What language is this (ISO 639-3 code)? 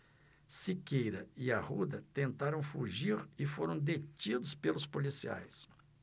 por